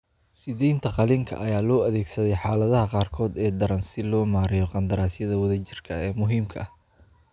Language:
Somali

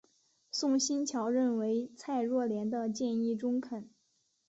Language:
Chinese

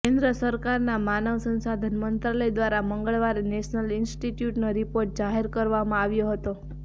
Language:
Gujarati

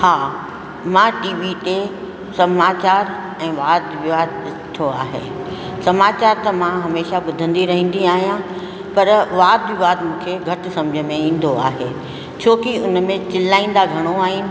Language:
Sindhi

